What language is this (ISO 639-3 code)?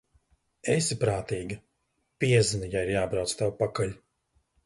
lav